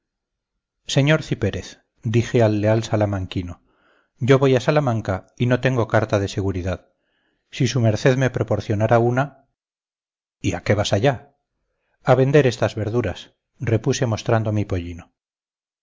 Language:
Spanish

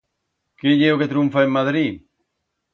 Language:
Aragonese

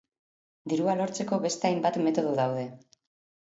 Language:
Basque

